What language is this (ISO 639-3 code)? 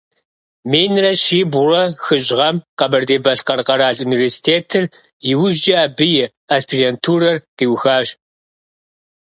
kbd